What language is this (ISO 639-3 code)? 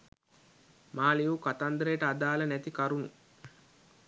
sin